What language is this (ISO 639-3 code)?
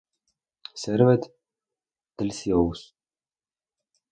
spa